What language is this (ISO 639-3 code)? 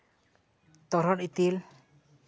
sat